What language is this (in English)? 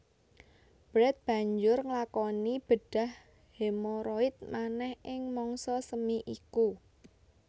Javanese